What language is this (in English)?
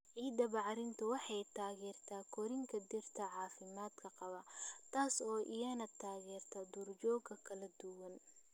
Somali